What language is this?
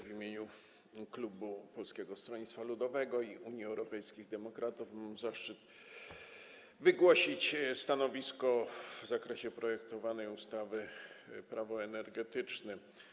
Polish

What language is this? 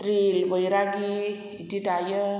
Bodo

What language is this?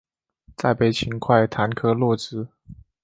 Chinese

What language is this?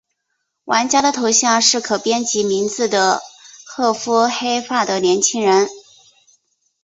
Chinese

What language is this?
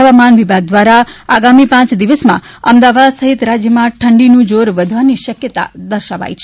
Gujarati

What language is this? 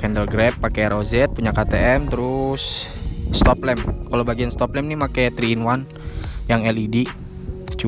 Indonesian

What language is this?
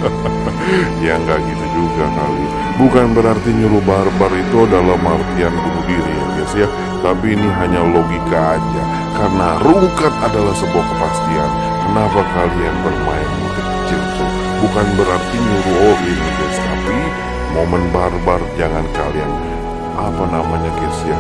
Indonesian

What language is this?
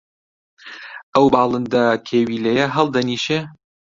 Central Kurdish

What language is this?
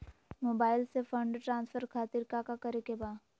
Magahi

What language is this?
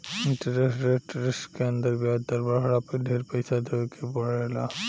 Bhojpuri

